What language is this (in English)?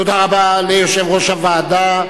Hebrew